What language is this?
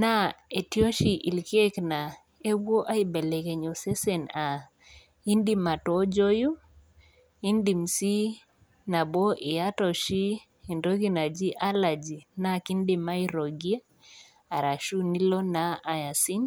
Masai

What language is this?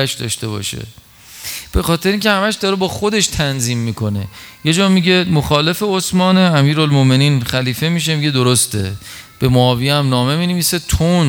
Persian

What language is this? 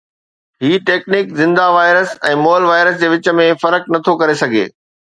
Sindhi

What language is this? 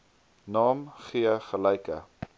Afrikaans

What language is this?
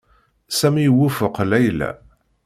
Kabyle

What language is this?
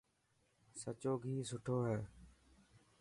Dhatki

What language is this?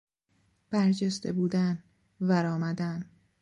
Persian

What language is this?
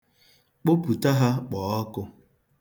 Igbo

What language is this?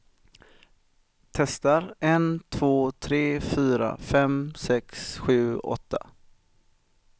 Swedish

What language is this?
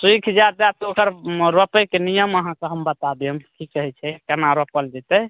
Maithili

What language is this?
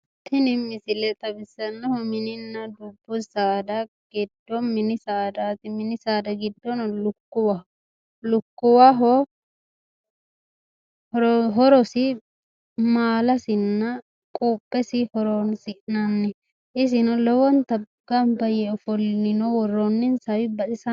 Sidamo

